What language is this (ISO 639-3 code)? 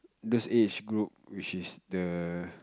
eng